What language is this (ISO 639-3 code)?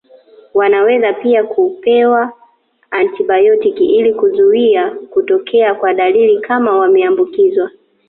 swa